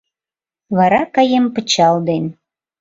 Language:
Mari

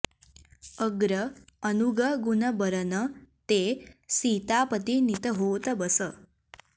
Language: Sanskrit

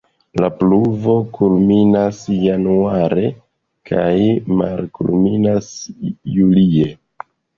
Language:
Esperanto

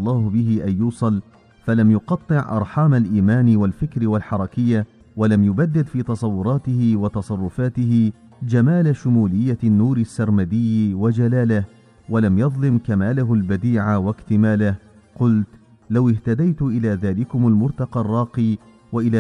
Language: Arabic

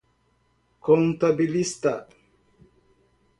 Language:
Portuguese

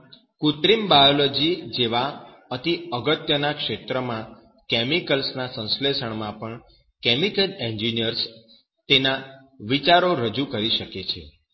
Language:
Gujarati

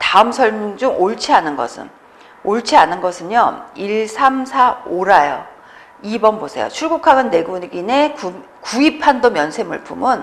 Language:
Korean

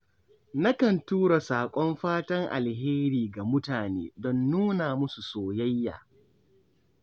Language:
Hausa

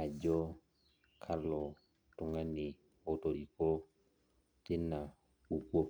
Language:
Masai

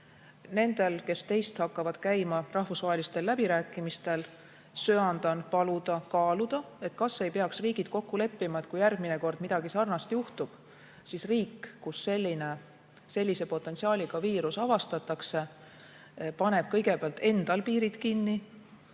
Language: Estonian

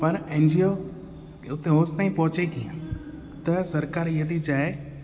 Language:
Sindhi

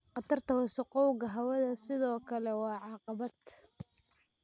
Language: Somali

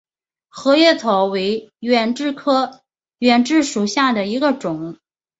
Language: Chinese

